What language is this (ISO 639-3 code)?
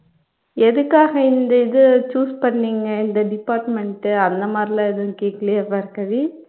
tam